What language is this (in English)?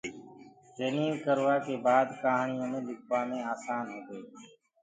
Gurgula